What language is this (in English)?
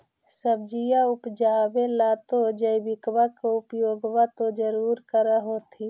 Magahi